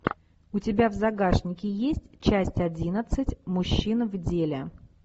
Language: Russian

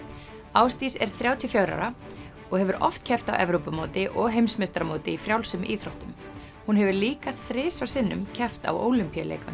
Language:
Icelandic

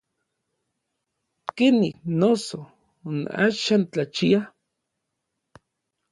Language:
Orizaba Nahuatl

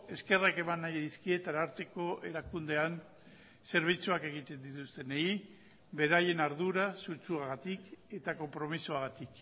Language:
Basque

